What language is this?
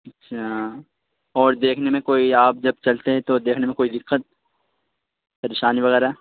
Urdu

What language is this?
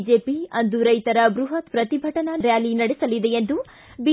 Kannada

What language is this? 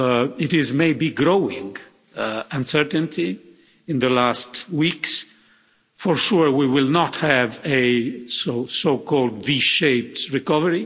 English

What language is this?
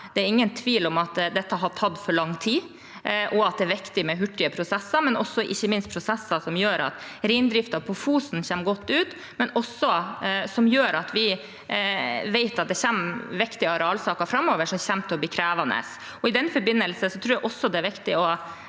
Norwegian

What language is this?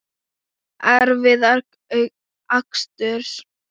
Icelandic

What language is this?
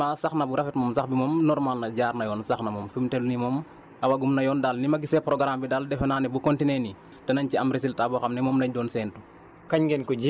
Wolof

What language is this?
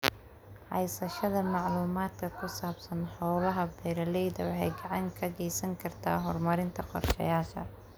Somali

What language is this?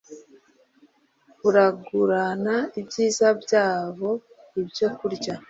Kinyarwanda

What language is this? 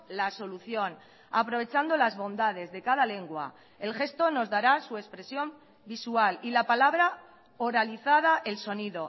Spanish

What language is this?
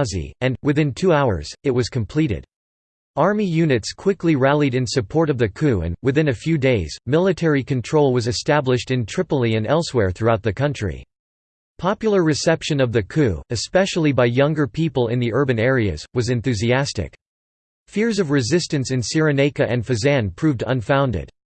English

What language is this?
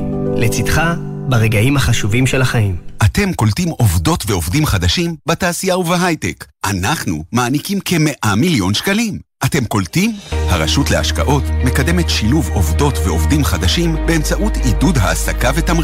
Hebrew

